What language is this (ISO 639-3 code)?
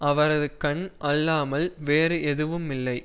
tam